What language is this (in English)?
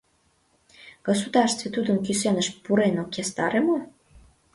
Mari